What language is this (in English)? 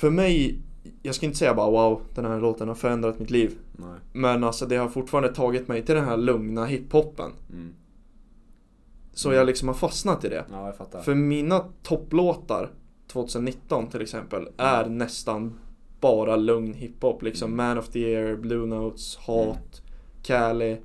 Swedish